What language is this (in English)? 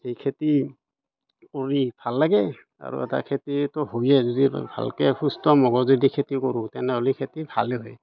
Assamese